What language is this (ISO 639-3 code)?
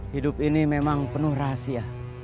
ind